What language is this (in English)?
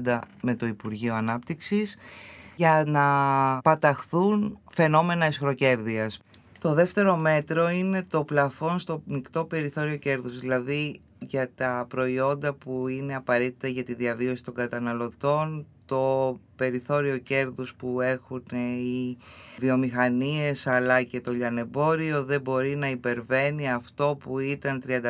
Greek